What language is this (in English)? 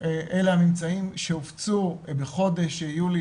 Hebrew